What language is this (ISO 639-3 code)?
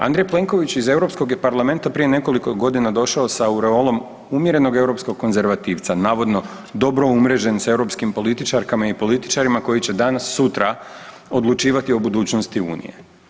hrv